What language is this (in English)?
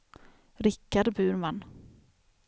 Swedish